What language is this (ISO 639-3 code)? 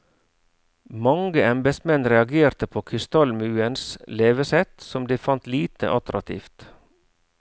nor